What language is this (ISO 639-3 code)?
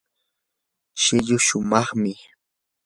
qur